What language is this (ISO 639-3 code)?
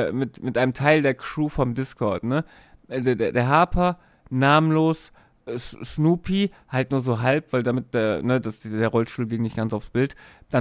deu